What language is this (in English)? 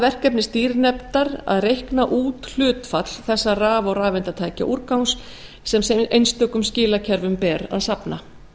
Icelandic